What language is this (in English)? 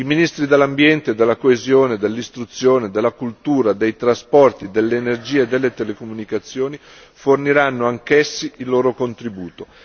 Italian